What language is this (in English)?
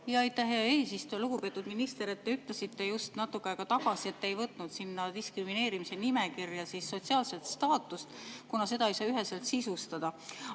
Estonian